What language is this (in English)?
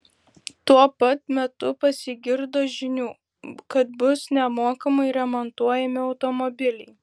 Lithuanian